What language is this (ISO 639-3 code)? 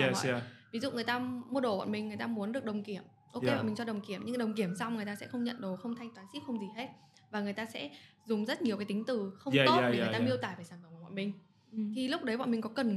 vie